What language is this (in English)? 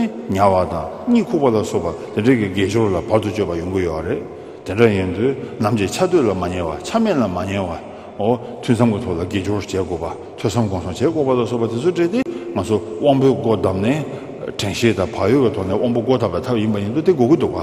Korean